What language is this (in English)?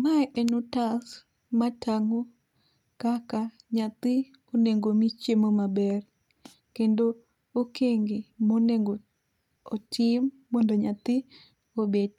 Luo (Kenya and Tanzania)